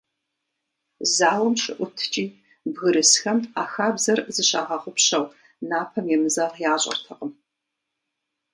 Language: Kabardian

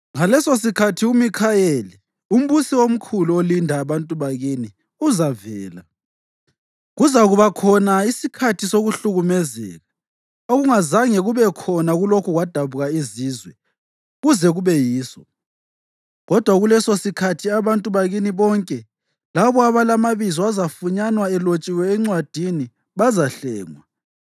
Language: North Ndebele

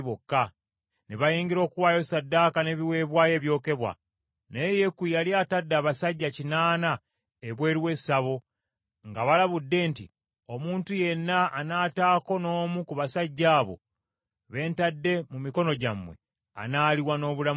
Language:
Ganda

